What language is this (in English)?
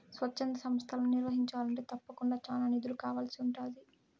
Telugu